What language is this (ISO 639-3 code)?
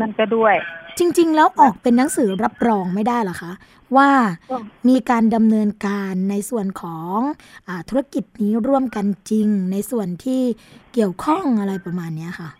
tha